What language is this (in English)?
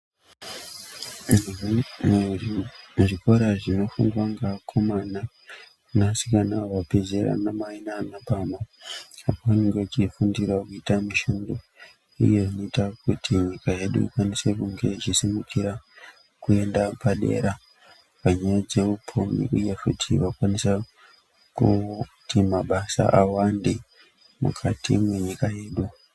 Ndau